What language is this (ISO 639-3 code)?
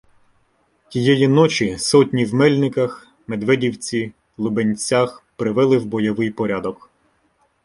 ukr